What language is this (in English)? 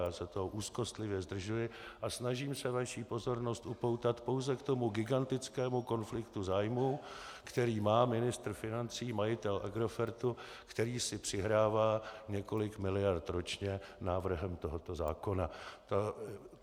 Czech